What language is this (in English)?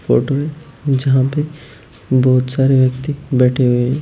Hindi